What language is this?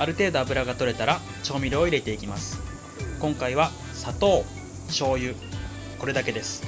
Japanese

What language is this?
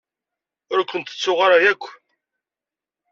Kabyle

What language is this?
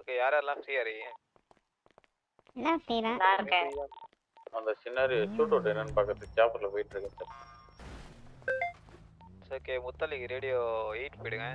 Tamil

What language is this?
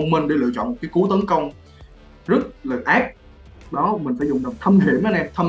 Vietnamese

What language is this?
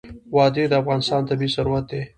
Pashto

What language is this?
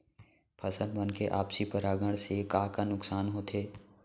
Chhattisgarhi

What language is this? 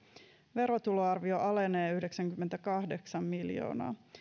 Finnish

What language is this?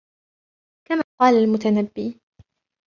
Arabic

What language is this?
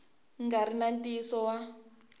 Tsonga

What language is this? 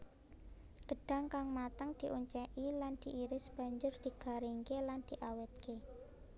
Javanese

